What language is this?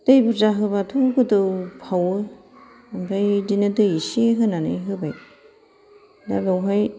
Bodo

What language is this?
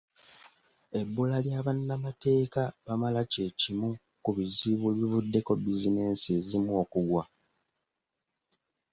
Ganda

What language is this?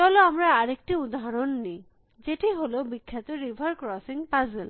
Bangla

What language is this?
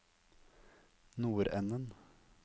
Norwegian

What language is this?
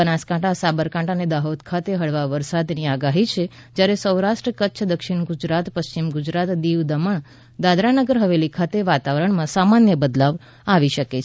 Gujarati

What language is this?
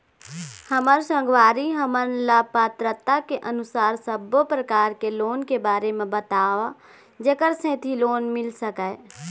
Chhattisgarhi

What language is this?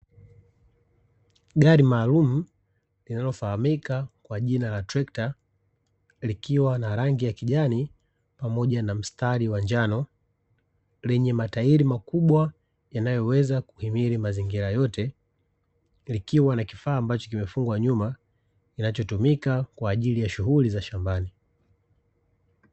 Swahili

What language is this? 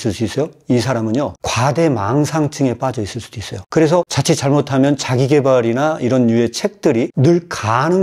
Korean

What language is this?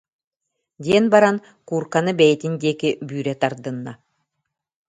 Yakut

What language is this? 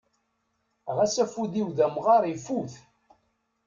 Kabyle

